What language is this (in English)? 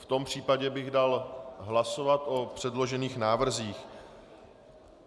Czech